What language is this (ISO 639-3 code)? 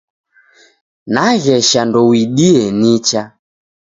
dav